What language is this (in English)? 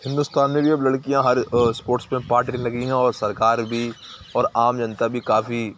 Urdu